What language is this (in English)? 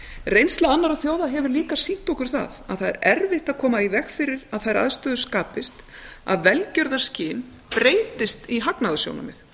Icelandic